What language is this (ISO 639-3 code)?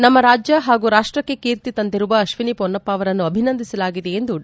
kan